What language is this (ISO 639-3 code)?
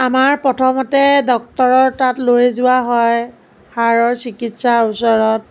asm